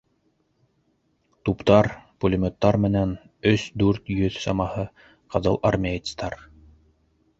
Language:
Bashkir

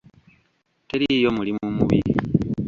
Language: Ganda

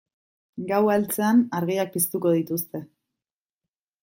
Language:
Basque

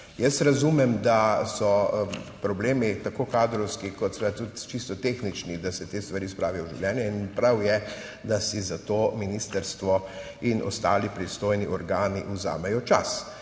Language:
Slovenian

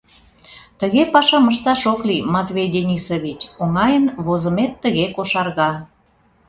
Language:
Mari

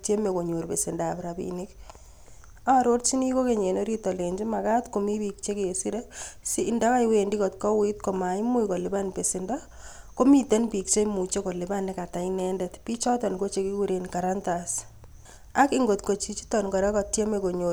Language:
Kalenjin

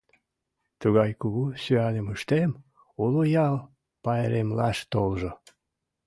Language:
Mari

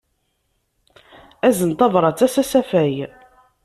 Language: Kabyle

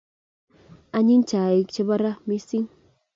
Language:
Kalenjin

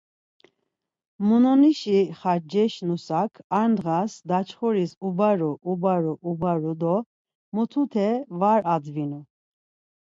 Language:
Laz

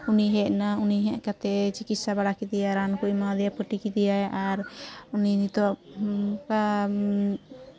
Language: Santali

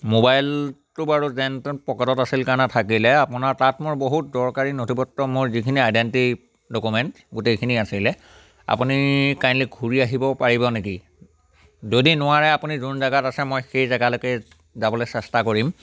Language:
Assamese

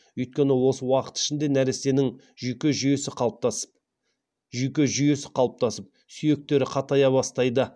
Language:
Kazakh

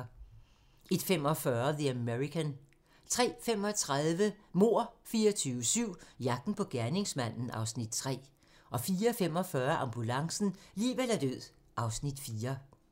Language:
Danish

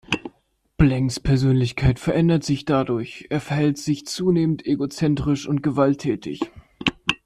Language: German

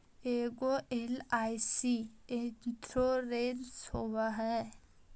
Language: Magahi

